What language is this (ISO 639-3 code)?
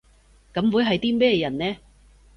yue